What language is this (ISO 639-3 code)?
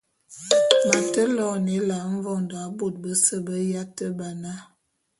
bum